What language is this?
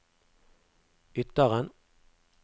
Norwegian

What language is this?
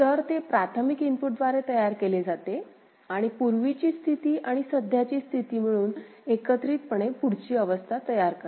Marathi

